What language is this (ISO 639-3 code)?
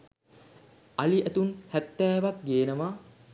sin